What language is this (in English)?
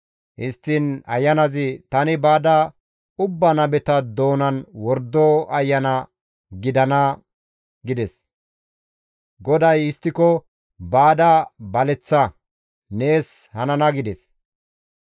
Gamo